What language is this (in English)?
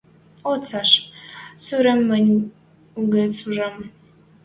Western Mari